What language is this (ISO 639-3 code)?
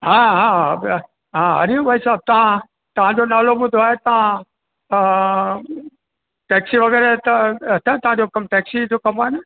snd